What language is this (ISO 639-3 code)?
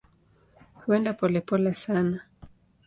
swa